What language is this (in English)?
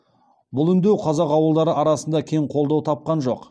Kazakh